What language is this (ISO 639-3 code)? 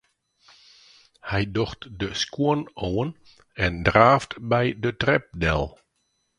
fry